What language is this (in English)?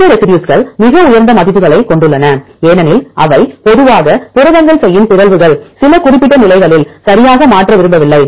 Tamil